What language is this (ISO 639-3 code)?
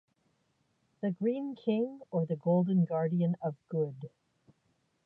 ita